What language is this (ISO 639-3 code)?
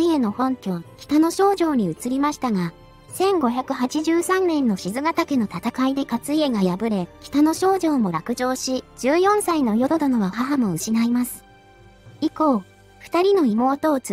jpn